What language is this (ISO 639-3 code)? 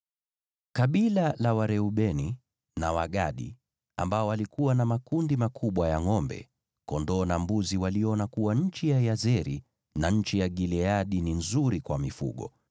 swa